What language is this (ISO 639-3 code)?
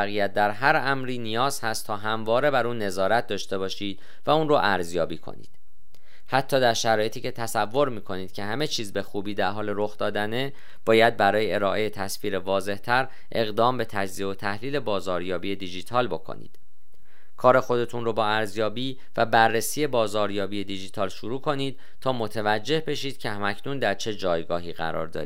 fas